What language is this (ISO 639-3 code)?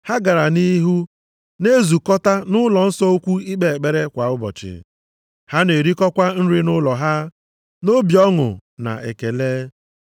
ibo